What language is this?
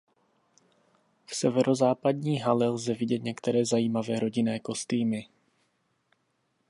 Czech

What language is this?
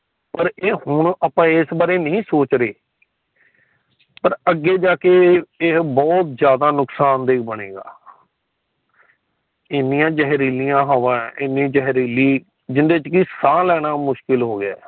Punjabi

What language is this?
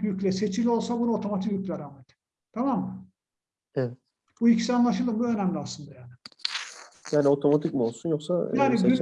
Turkish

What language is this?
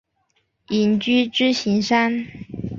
Chinese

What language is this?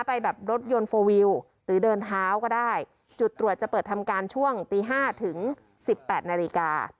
Thai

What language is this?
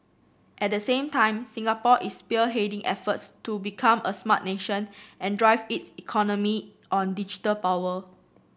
English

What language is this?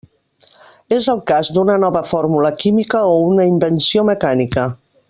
Catalan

